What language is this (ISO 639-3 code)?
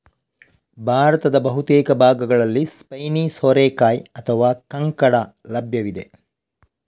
kan